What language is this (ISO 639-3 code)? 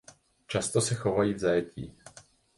ces